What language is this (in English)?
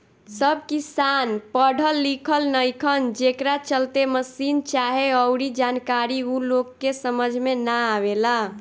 Bhojpuri